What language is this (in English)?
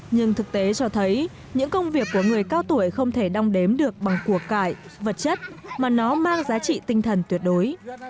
Vietnamese